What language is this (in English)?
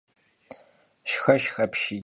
Kabardian